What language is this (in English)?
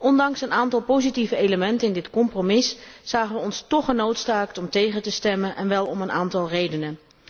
Dutch